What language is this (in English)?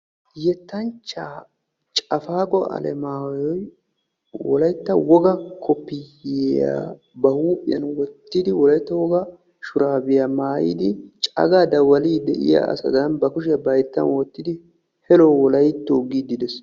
Wolaytta